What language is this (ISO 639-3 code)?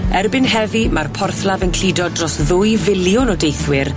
cym